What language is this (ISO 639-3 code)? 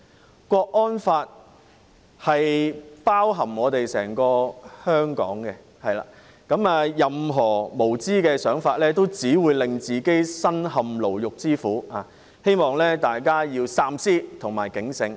yue